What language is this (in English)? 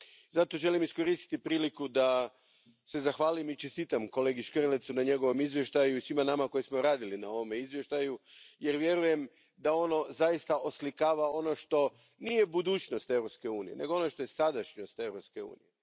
Croatian